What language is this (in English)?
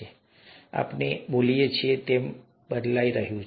Gujarati